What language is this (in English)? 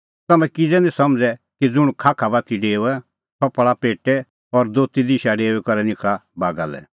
Kullu Pahari